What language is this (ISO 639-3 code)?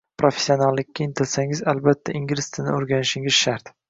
uzb